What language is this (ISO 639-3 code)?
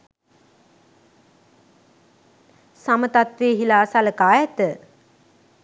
sin